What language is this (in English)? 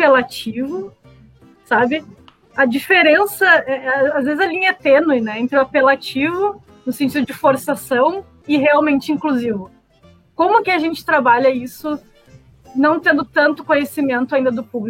Portuguese